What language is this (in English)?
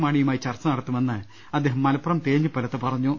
Malayalam